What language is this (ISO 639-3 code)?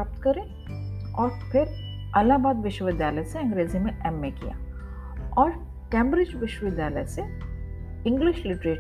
hin